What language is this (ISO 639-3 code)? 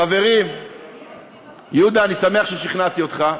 heb